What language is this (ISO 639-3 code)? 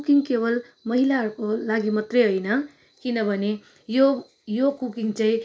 nep